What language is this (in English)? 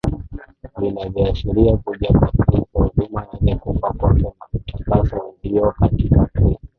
Swahili